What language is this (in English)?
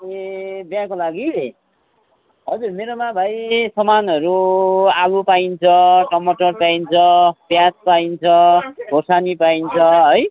Nepali